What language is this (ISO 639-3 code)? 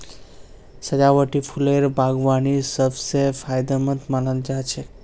mag